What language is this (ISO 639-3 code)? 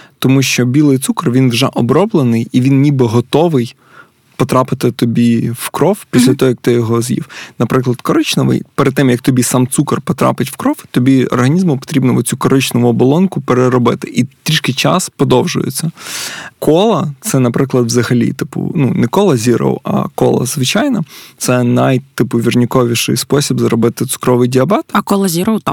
ukr